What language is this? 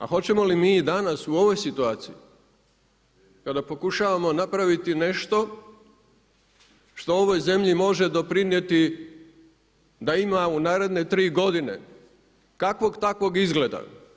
Croatian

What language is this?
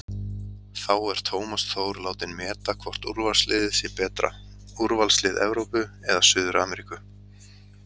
Icelandic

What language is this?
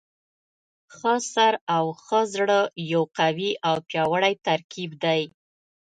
Pashto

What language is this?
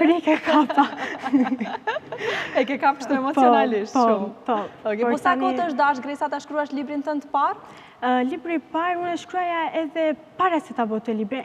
Romanian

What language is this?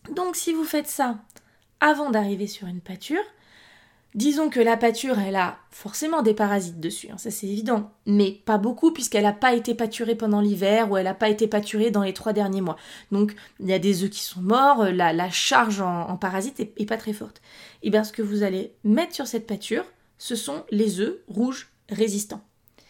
French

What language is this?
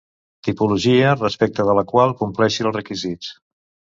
Catalan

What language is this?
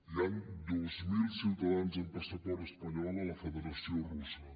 Catalan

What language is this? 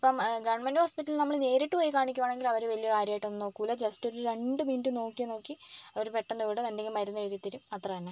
Malayalam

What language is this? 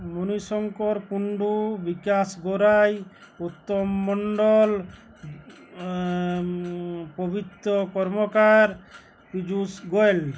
Bangla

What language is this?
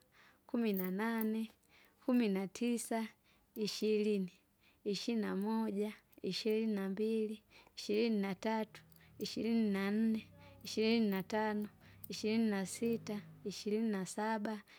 Kinga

